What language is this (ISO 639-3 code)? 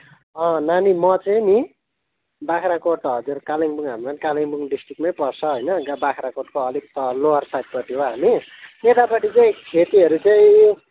nep